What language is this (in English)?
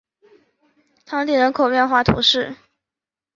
Chinese